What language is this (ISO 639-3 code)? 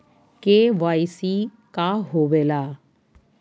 mag